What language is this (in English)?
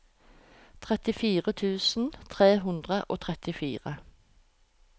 Norwegian